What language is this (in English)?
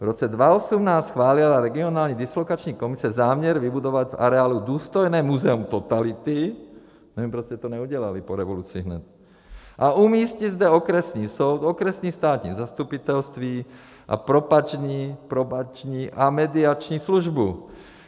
Czech